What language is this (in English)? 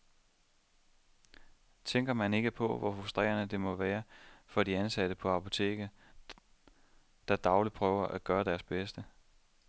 Danish